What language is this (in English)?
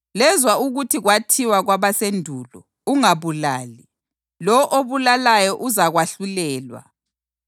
North Ndebele